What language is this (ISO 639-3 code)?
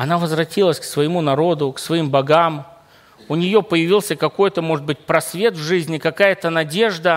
rus